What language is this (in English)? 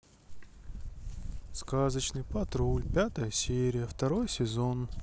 Russian